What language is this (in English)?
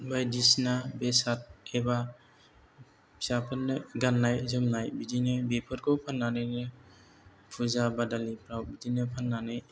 Bodo